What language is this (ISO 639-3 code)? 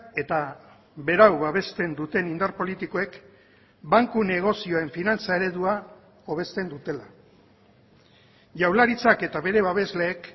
eus